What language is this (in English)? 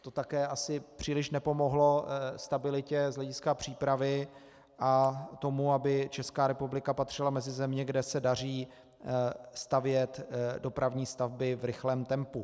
Czech